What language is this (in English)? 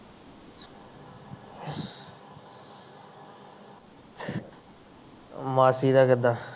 Punjabi